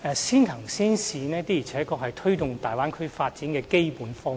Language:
Cantonese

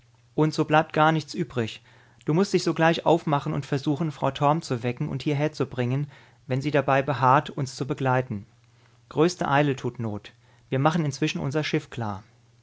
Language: German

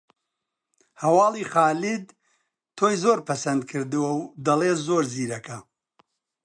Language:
Central Kurdish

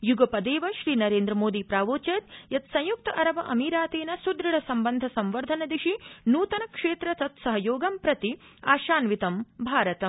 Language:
Sanskrit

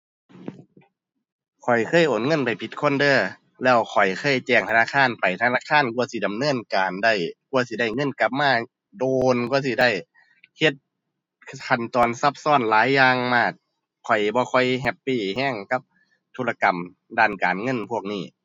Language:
Thai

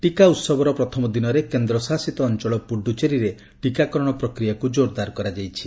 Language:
Odia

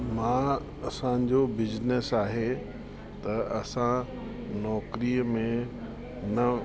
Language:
Sindhi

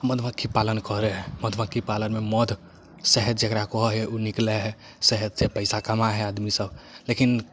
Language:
Maithili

